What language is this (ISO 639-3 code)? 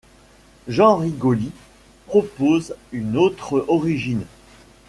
fra